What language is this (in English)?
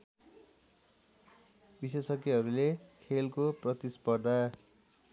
Nepali